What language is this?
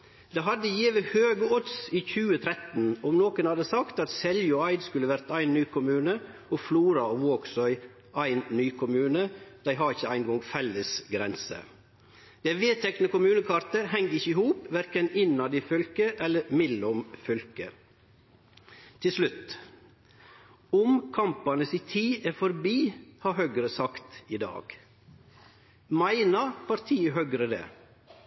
Norwegian Nynorsk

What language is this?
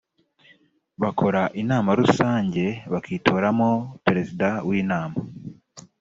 Kinyarwanda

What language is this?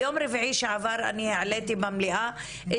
Hebrew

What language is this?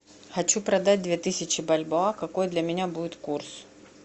Russian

